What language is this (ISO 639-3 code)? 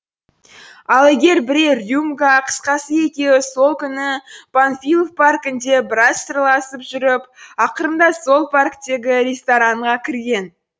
kaz